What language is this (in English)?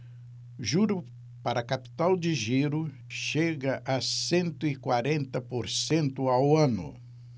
Portuguese